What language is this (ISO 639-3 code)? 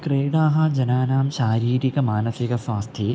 san